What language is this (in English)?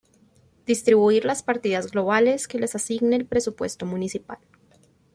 Spanish